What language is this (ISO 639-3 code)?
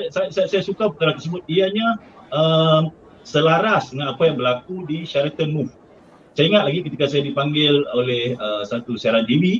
msa